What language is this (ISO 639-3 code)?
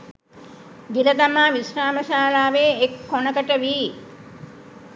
sin